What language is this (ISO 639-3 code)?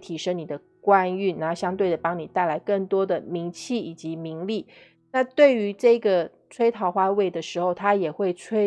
zho